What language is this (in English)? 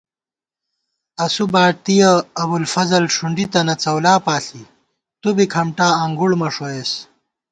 Gawar-Bati